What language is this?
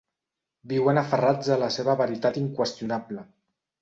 Catalan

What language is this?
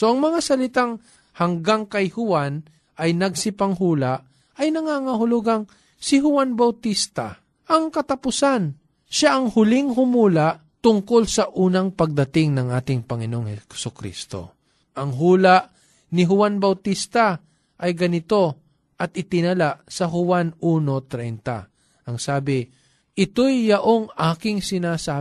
Filipino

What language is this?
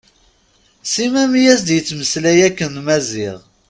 Kabyle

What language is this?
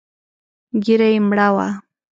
Pashto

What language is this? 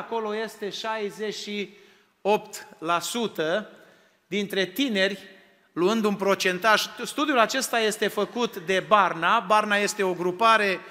Romanian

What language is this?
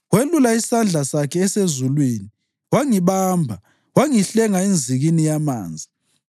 North Ndebele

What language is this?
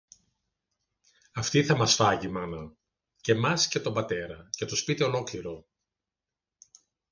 Greek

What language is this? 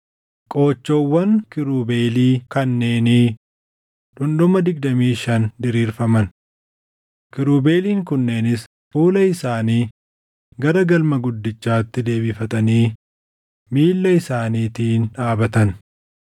Oromo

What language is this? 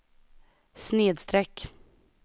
Swedish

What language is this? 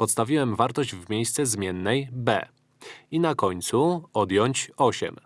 Polish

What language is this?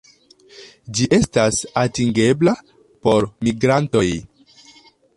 Esperanto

